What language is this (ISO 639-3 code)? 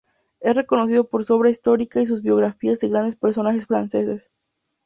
spa